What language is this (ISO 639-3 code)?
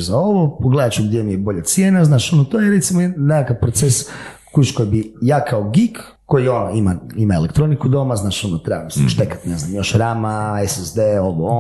hrv